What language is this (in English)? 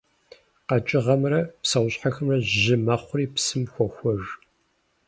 Kabardian